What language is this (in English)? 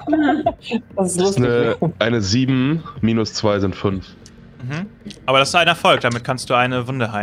German